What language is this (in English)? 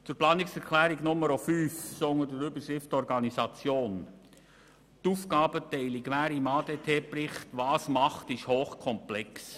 Swiss German